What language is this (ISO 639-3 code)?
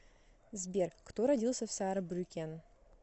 rus